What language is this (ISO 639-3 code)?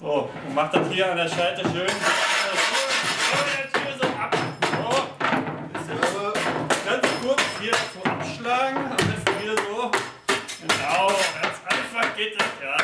deu